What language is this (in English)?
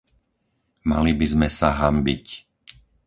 Slovak